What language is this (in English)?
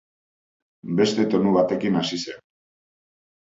Basque